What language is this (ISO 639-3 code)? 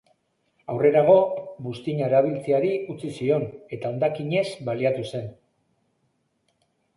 eus